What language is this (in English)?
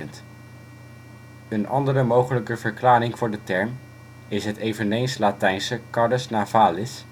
Dutch